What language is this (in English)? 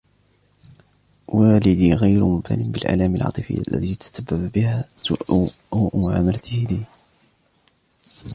Arabic